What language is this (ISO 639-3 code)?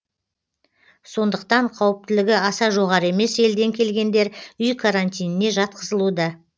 kaz